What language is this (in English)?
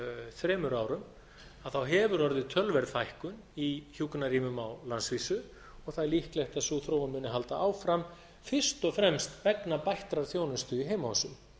Icelandic